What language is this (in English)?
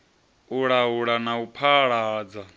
Venda